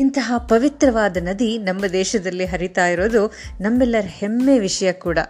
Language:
Kannada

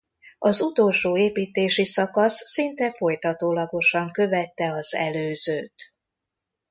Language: Hungarian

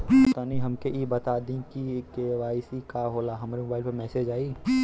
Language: Bhojpuri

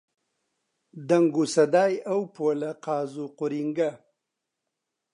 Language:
Central Kurdish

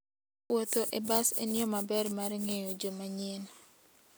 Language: Luo (Kenya and Tanzania)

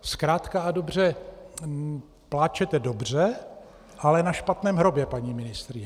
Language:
Czech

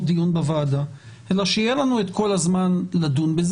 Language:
Hebrew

